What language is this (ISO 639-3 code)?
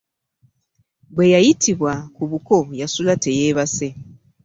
lug